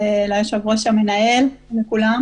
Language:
Hebrew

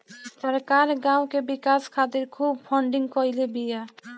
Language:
Bhojpuri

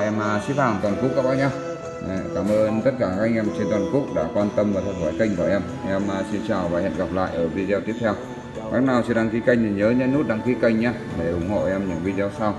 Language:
Vietnamese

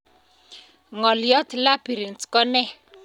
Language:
Kalenjin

